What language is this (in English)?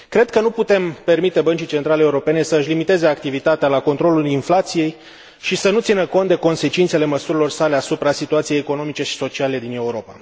Romanian